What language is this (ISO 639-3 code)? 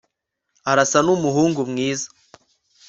kin